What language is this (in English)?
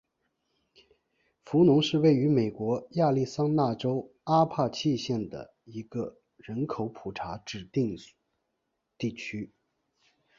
Chinese